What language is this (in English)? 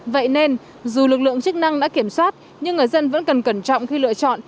Vietnamese